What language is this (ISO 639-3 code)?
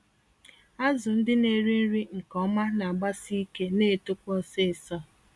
ibo